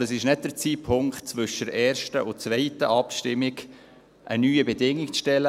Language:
Swiss German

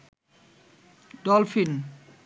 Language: Bangla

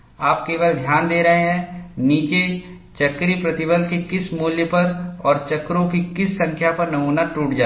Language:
Hindi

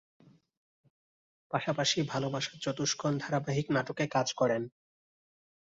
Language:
Bangla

